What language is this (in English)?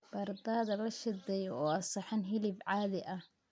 Somali